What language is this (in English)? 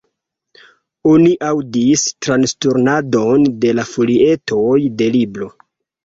Esperanto